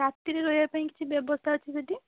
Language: Odia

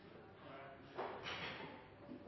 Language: Norwegian Nynorsk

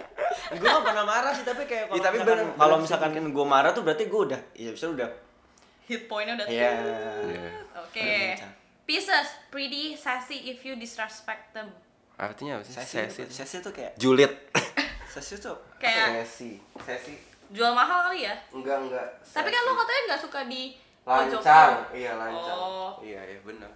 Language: Indonesian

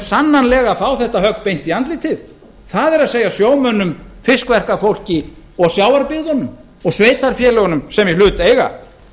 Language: Icelandic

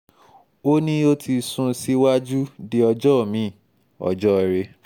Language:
Yoruba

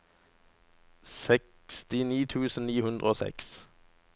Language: Norwegian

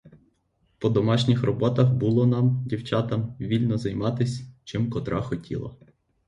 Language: Ukrainian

